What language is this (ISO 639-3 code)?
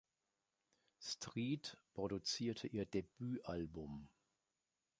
deu